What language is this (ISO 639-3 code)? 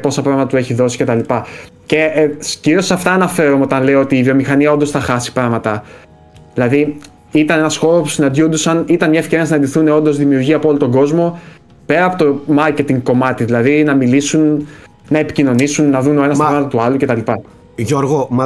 ell